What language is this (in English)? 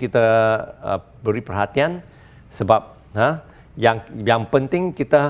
Malay